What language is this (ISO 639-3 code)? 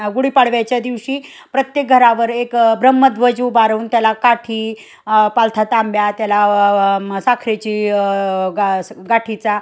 mar